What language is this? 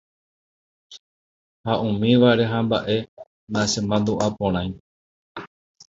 Guarani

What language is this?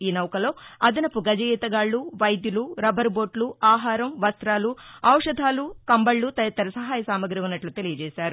Telugu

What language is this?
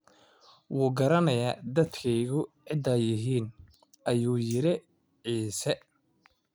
Somali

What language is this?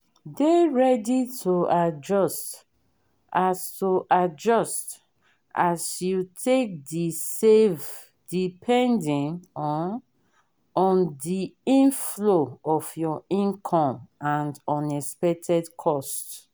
Nigerian Pidgin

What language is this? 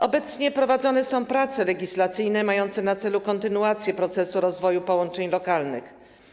Polish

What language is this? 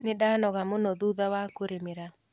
Kikuyu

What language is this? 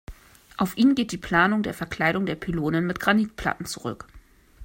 German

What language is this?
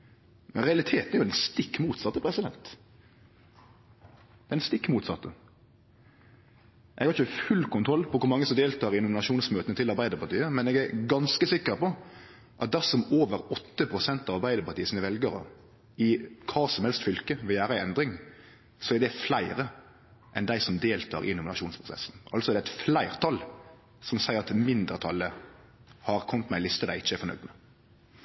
Norwegian Nynorsk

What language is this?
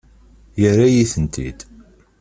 Kabyle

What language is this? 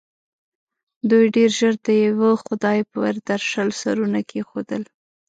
Pashto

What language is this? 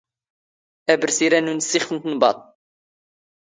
Standard Moroccan Tamazight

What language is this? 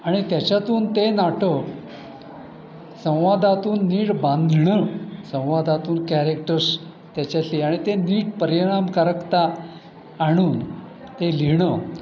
Marathi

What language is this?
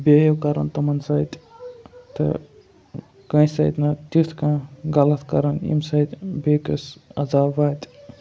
Kashmiri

